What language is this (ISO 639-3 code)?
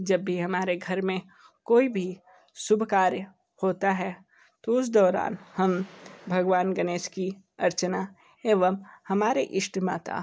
hin